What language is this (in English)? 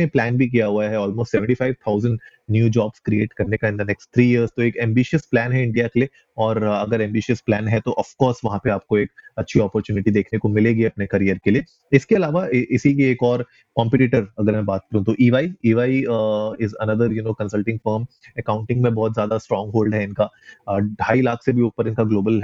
Hindi